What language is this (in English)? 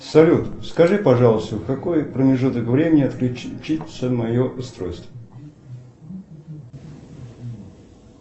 Russian